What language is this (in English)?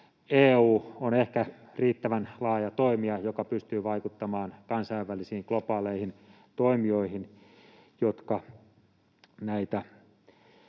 Finnish